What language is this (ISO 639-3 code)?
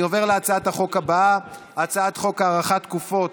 heb